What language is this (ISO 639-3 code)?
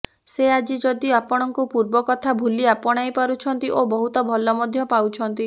ori